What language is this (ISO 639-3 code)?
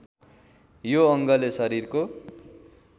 nep